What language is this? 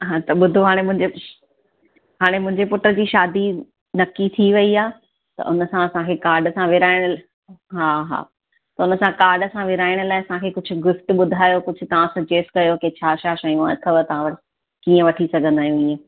Sindhi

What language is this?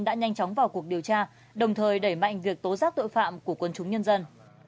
Vietnamese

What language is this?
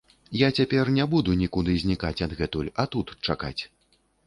Belarusian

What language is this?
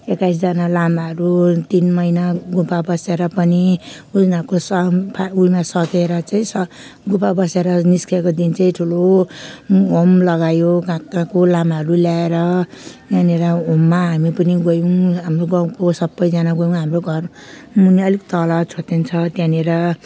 Nepali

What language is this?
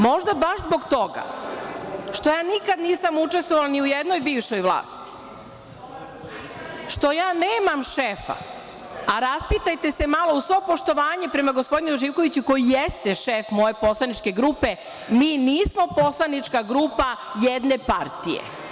Serbian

